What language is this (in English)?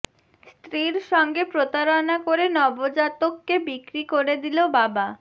Bangla